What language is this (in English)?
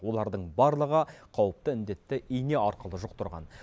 Kazakh